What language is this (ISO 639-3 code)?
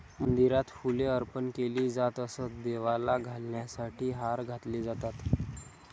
mar